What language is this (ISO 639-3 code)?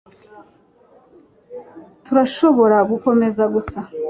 kin